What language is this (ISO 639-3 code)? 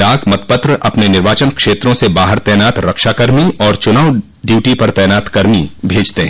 hin